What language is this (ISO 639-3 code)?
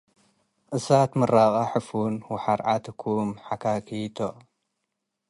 tig